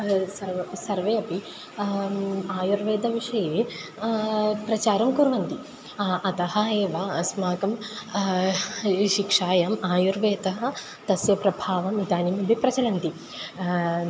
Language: Sanskrit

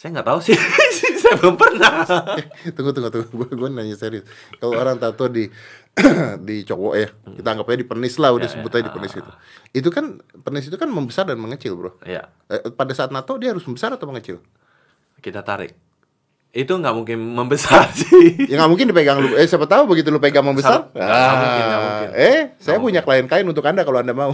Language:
Indonesian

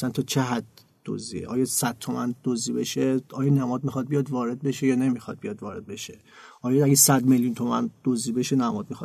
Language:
Persian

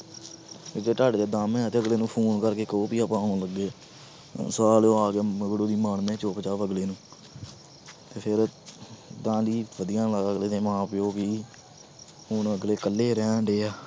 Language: Punjabi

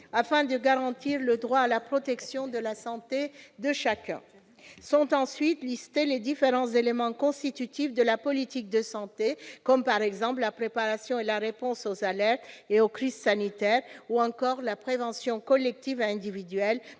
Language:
French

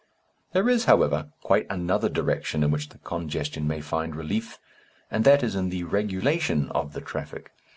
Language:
English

